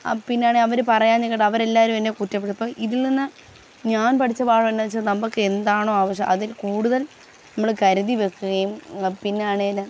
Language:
Malayalam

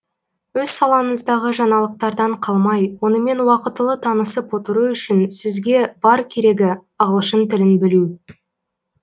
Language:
Kazakh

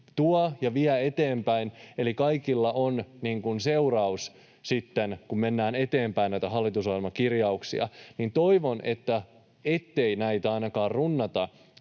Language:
Finnish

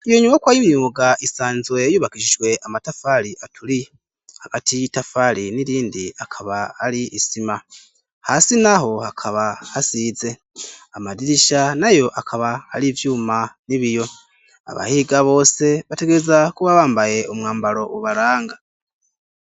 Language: Rundi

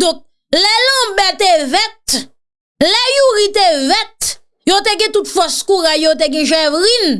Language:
French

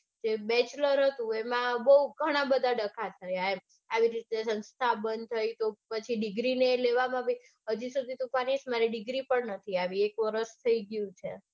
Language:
Gujarati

